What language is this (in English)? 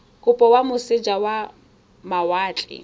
Tswana